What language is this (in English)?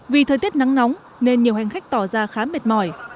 Vietnamese